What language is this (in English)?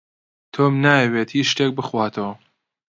Central Kurdish